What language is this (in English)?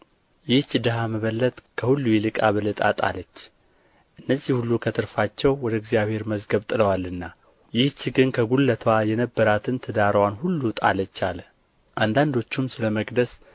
Amharic